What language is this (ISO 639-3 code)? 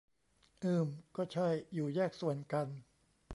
tha